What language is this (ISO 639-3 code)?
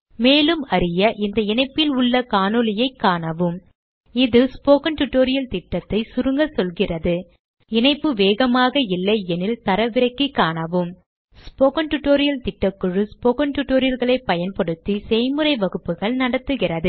tam